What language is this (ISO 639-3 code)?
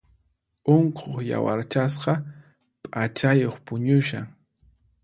qxp